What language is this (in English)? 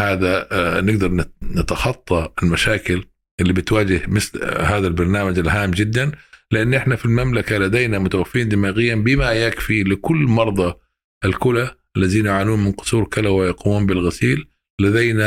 Arabic